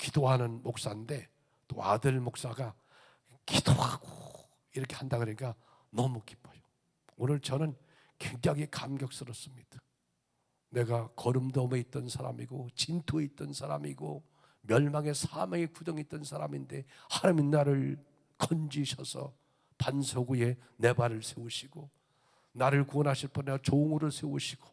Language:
Korean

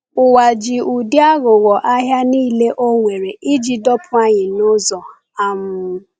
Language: Igbo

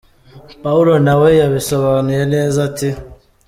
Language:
Kinyarwanda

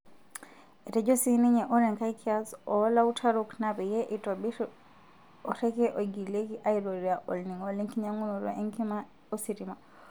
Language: Masai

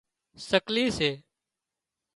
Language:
Wadiyara Koli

